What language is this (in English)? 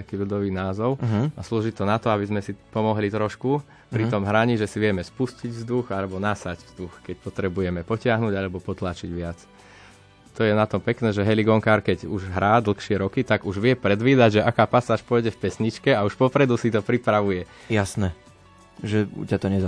Slovak